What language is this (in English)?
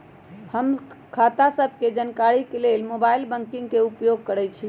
Magahi